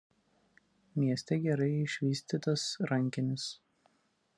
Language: Lithuanian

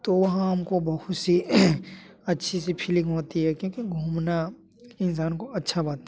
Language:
Hindi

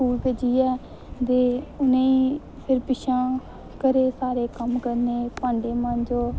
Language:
Dogri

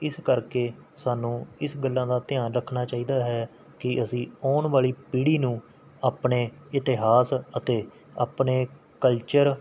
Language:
Punjabi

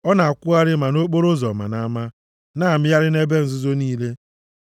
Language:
Igbo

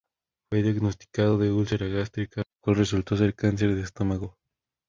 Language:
Spanish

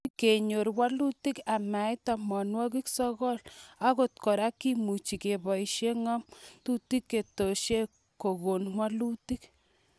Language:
Kalenjin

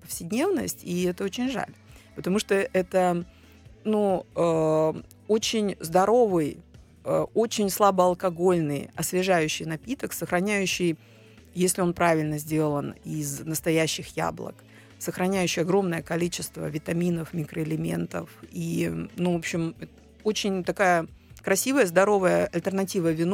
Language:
Russian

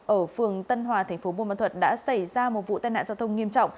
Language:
Vietnamese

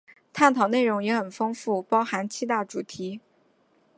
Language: Chinese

